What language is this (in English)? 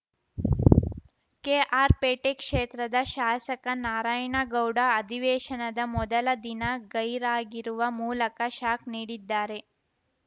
Kannada